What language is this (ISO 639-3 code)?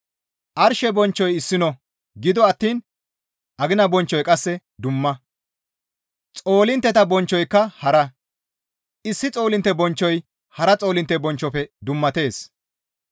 gmv